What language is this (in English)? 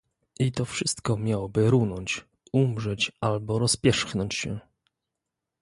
Polish